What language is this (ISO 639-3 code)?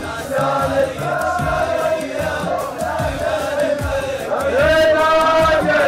ara